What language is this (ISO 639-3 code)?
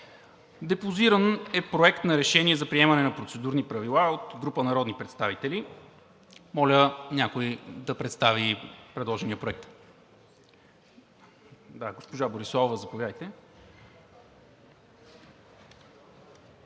bul